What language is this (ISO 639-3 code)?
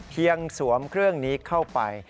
tha